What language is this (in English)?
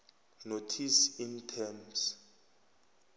South Ndebele